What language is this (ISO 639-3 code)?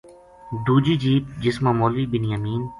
gju